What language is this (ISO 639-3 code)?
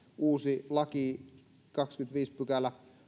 fin